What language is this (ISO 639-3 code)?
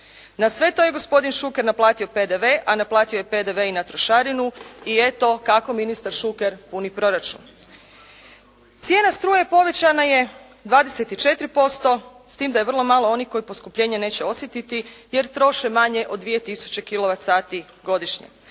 hrv